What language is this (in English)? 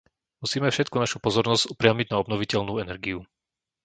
Slovak